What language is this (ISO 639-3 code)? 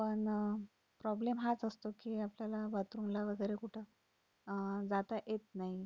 mar